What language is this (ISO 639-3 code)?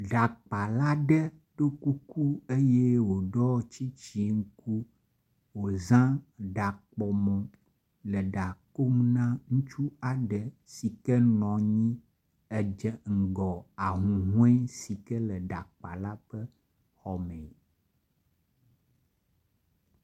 ewe